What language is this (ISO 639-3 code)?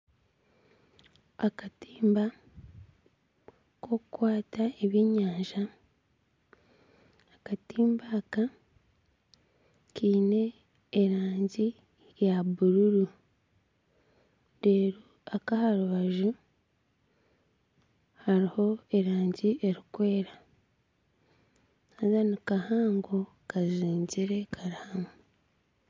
nyn